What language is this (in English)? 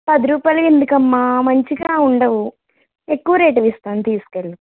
Telugu